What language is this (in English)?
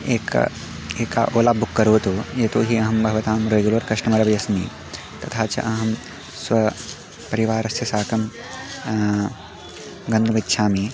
Sanskrit